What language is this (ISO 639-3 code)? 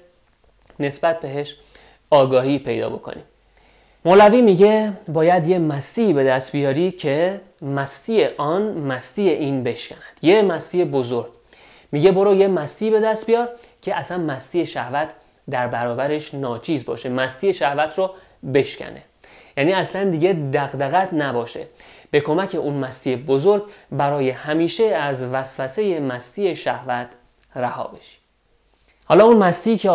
fas